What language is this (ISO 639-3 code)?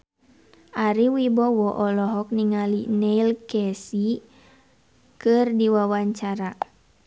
sun